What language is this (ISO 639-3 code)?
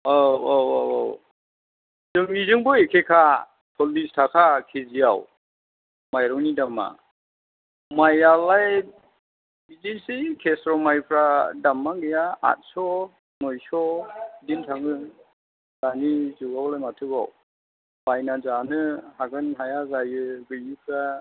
brx